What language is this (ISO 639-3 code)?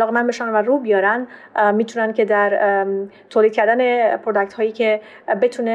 fas